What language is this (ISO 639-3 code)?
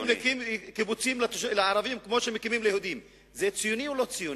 heb